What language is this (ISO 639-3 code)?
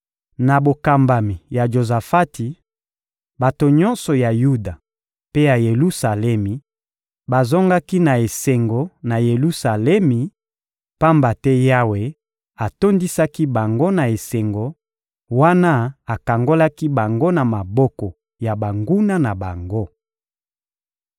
lin